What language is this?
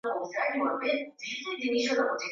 Swahili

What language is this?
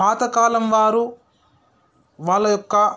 Telugu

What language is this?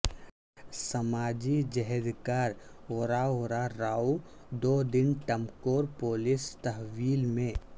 Urdu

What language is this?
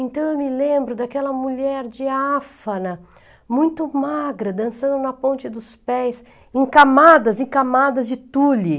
Portuguese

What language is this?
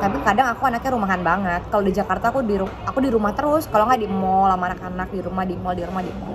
Indonesian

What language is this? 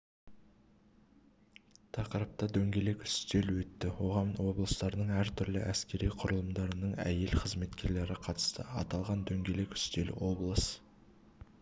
Kazakh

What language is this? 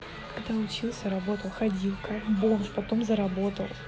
Russian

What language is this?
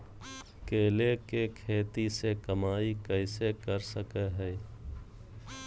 Magahi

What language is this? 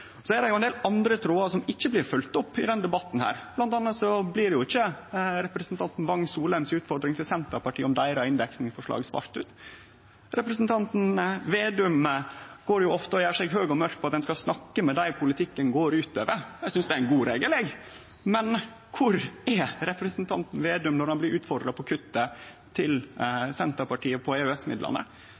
Norwegian Nynorsk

